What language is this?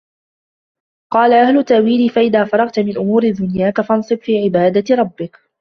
Arabic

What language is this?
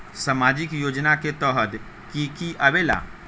Magahi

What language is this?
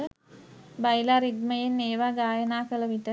Sinhala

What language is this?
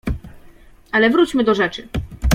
Polish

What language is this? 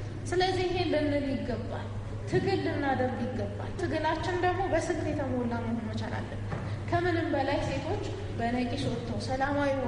Amharic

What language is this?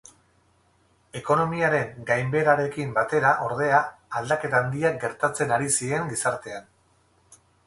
Basque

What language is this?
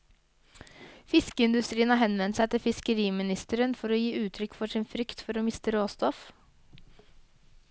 Norwegian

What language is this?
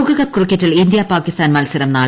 Malayalam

